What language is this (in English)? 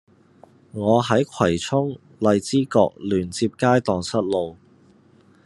Cantonese